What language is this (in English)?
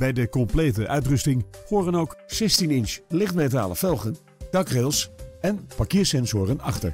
Dutch